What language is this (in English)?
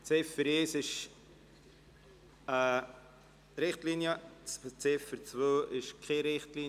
Swiss German